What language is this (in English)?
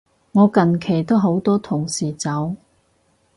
Cantonese